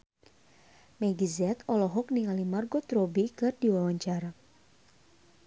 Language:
Sundanese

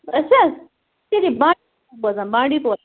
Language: Kashmiri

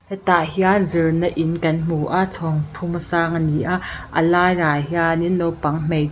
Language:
Mizo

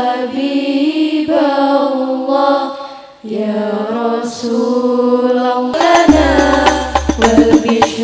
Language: Indonesian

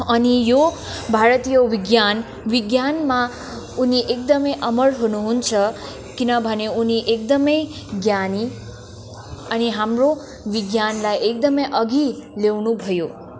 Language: Nepali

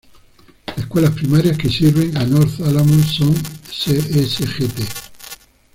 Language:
Spanish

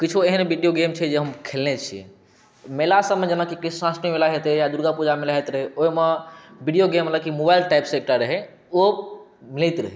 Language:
Maithili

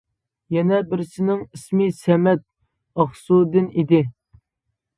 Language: Uyghur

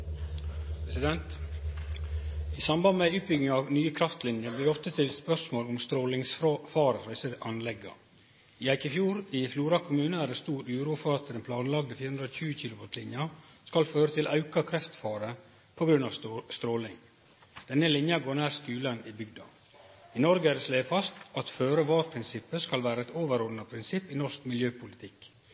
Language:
Norwegian Nynorsk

